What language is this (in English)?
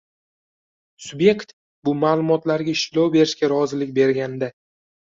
Uzbek